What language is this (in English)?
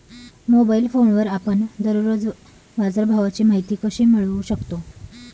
Marathi